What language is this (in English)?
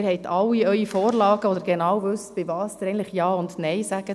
Swiss German